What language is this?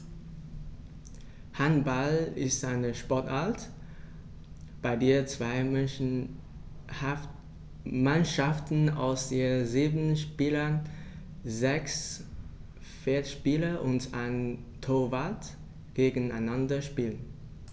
German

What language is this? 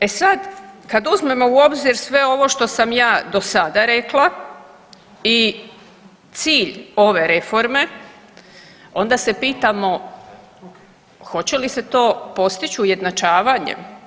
Croatian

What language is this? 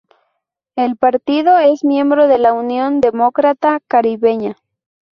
Spanish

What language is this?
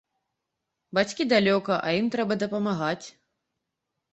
Belarusian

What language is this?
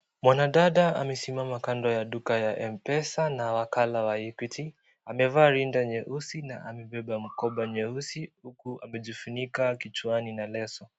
Swahili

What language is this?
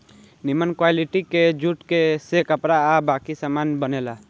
Bhojpuri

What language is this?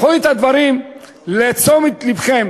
Hebrew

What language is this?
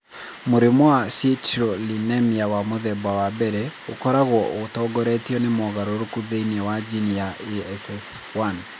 Kikuyu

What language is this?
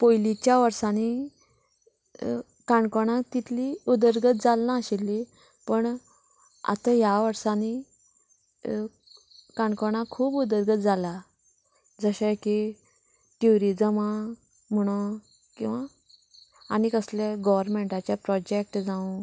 Konkani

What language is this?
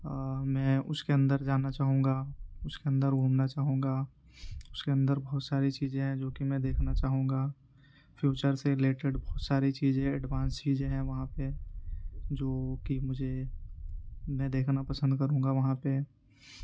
Urdu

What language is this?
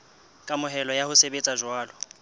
Southern Sotho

